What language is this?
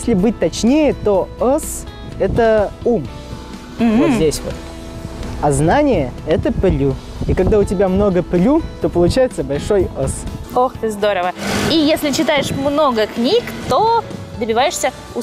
Russian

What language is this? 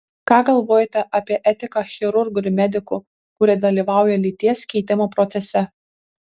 Lithuanian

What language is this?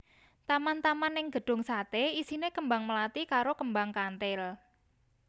Javanese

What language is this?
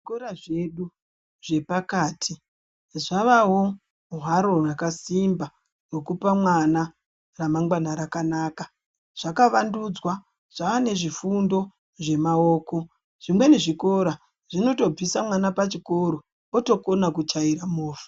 Ndau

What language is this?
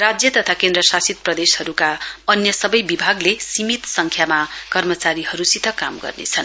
Nepali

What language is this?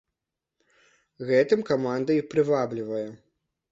Belarusian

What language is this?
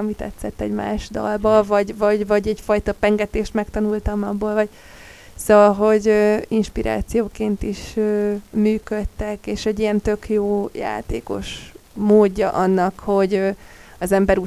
Hungarian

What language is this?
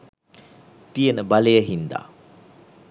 Sinhala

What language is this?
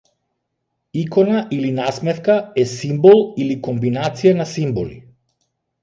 Macedonian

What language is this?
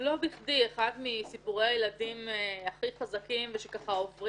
Hebrew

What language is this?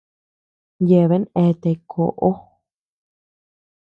Tepeuxila Cuicatec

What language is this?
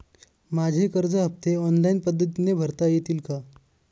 Marathi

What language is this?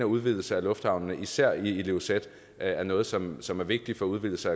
Danish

